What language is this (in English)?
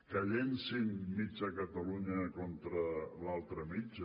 Catalan